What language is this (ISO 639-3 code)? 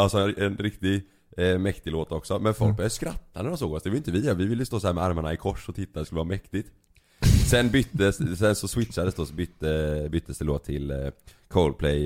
swe